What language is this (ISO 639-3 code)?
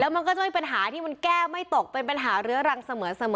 tha